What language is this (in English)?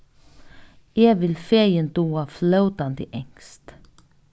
Faroese